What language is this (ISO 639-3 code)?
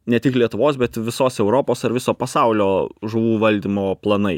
lit